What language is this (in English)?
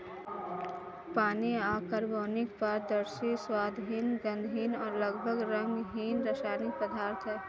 Hindi